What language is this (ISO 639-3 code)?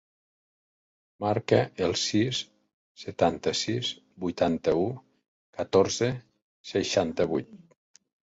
cat